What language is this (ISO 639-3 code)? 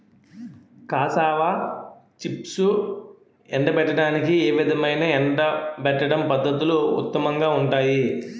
tel